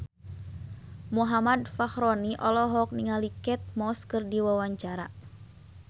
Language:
Sundanese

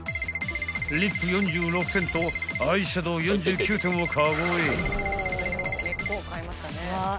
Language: Japanese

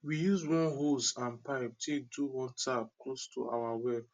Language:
Nigerian Pidgin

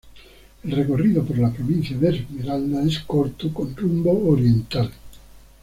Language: Spanish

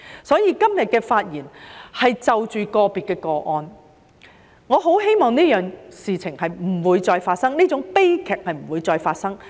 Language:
Cantonese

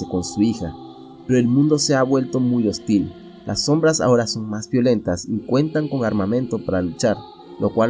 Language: Spanish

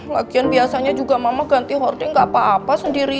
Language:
Indonesian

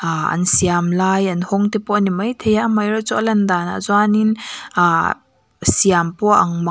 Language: Mizo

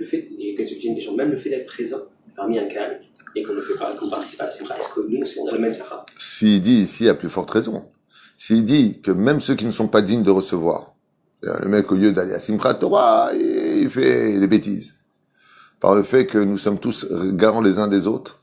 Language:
French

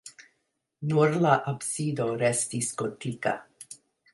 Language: Esperanto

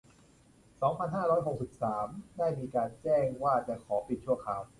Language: Thai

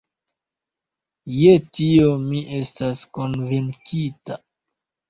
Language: Esperanto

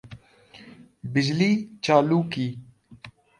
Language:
Urdu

